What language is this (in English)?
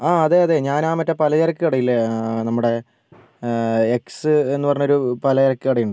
Malayalam